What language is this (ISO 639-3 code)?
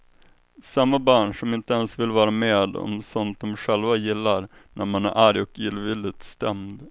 swe